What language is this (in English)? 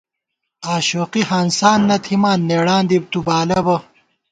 Gawar-Bati